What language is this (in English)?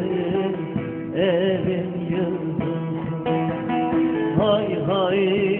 Turkish